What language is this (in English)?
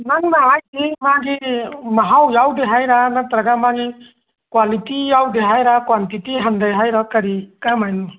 Manipuri